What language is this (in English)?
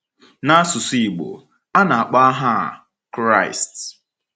Igbo